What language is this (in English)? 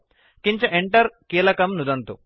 Sanskrit